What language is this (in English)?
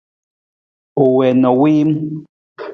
Nawdm